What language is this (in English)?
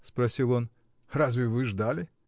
Russian